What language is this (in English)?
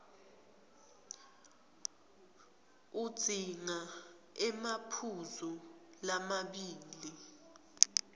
Swati